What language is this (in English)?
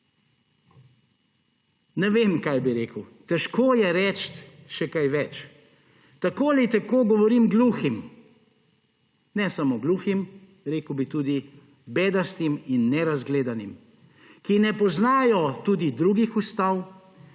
Slovenian